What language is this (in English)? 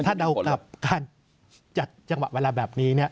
Thai